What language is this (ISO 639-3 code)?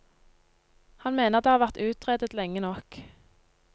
nor